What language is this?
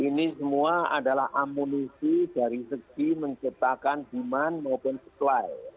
Indonesian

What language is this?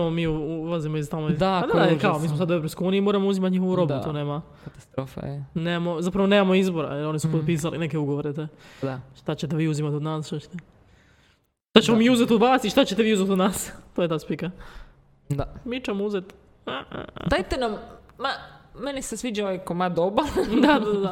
Croatian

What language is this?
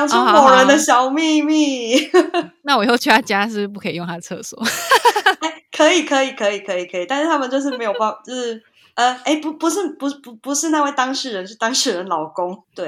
Chinese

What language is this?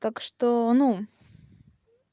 Russian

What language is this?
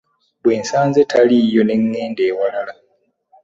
Ganda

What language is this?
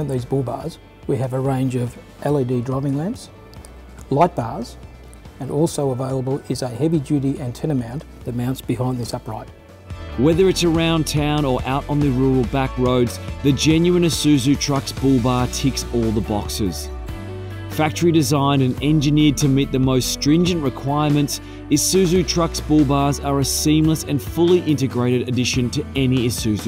English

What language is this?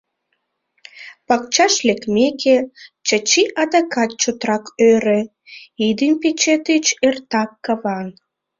Mari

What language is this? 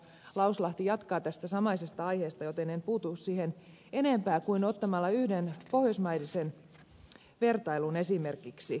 Finnish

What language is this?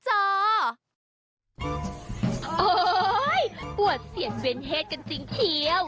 Thai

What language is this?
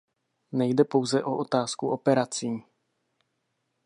Czech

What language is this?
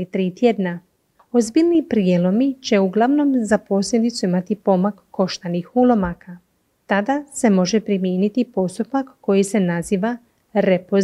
Croatian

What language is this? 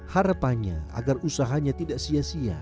Indonesian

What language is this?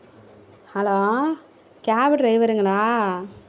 Tamil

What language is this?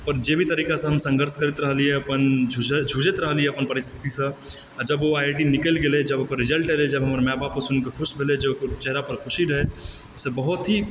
Maithili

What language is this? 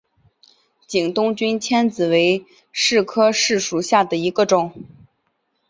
Chinese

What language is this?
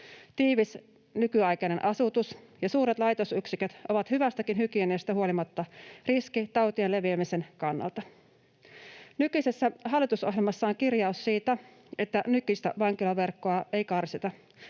Finnish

